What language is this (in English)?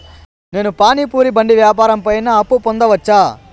Telugu